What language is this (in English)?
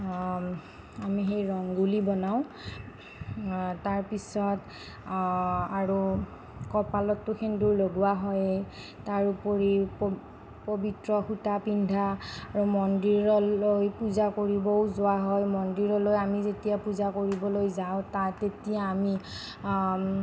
Assamese